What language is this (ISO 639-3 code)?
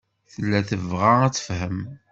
kab